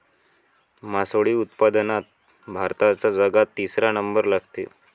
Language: Marathi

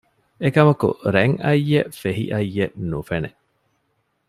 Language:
Divehi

